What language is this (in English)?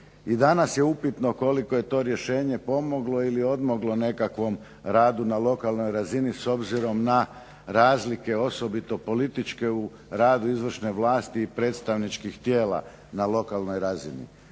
Croatian